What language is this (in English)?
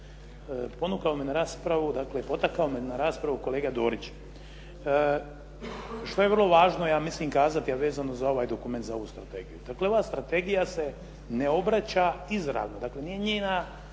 Croatian